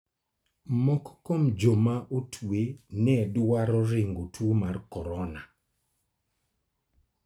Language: Luo (Kenya and Tanzania)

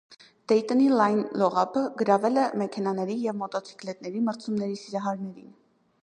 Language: Armenian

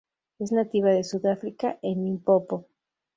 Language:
Spanish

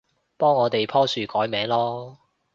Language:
Cantonese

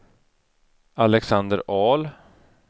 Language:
Swedish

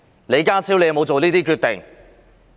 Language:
Cantonese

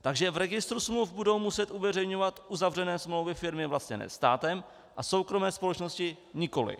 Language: Czech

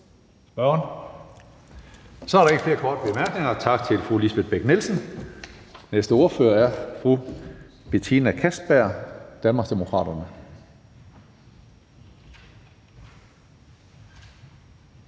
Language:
Danish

